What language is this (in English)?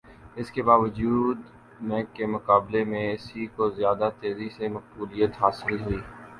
Urdu